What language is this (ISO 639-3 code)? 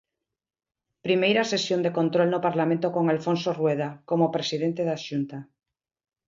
glg